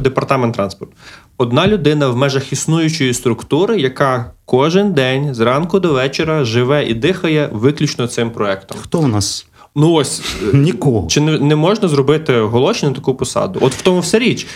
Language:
Ukrainian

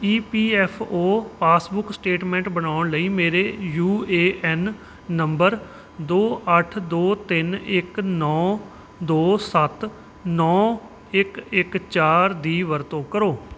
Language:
Punjabi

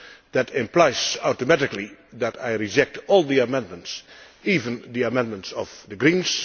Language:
English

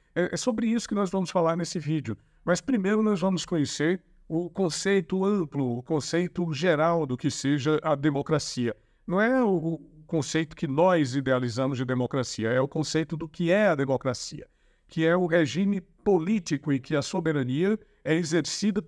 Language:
Portuguese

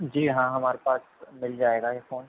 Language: Urdu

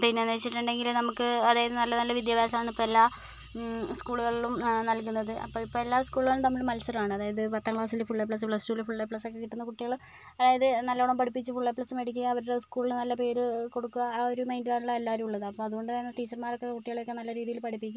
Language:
Malayalam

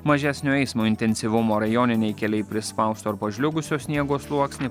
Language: Lithuanian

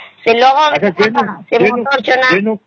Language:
Odia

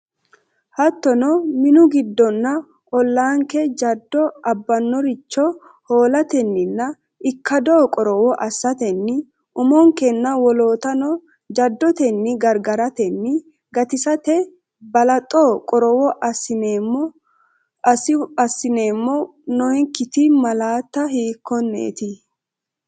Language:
Sidamo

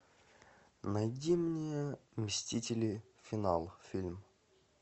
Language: Russian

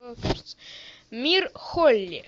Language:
Russian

